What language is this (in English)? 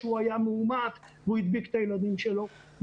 Hebrew